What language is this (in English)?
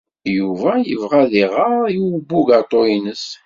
Kabyle